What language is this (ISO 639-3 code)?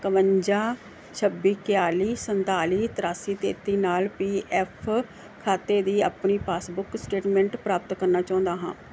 pan